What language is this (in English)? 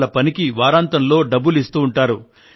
Telugu